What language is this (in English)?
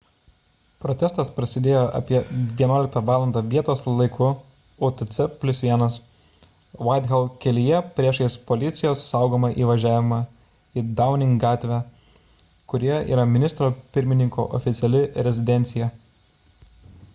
Lithuanian